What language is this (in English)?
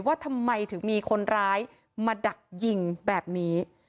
Thai